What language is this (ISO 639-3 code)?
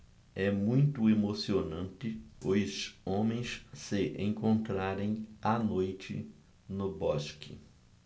por